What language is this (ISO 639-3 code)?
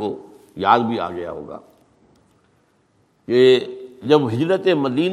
urd